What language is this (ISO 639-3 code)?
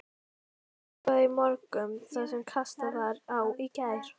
isl